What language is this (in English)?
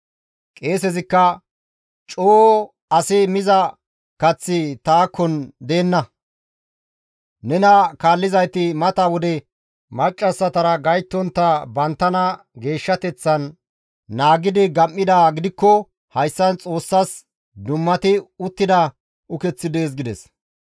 Gamo